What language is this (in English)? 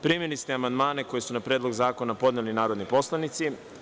Serbian